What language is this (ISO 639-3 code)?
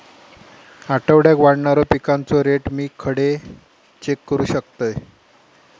mar